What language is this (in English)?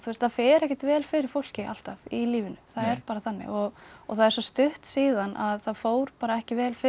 Icelandic